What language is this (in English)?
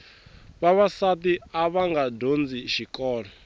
Tsonga